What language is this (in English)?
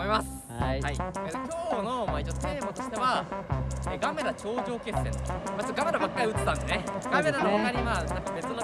Japanese